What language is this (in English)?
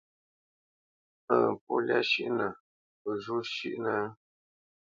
Bamenyam